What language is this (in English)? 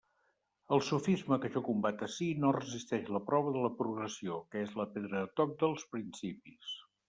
Catalan